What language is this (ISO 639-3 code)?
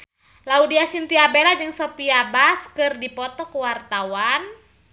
sun